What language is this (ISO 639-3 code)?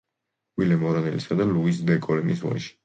kat